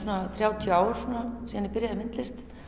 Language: Icelandic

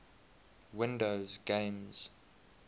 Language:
English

